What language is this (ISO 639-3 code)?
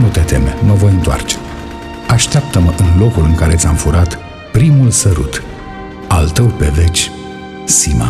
ron